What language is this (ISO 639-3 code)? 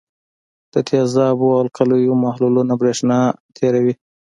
pus